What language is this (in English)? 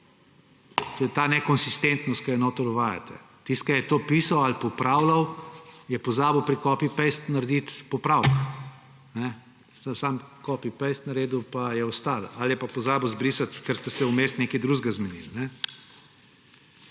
Slovenian